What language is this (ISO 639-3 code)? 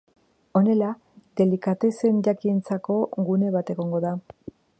eus